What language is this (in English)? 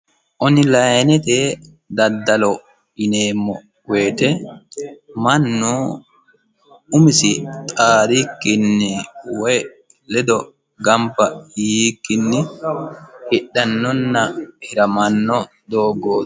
Sidamo